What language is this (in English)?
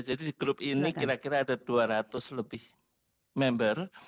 Indonesian